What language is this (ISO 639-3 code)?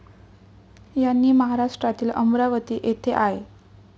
mar